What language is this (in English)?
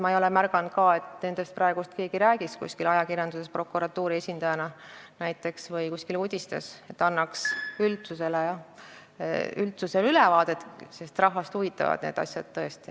Estonian